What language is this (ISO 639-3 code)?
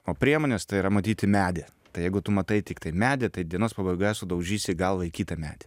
lit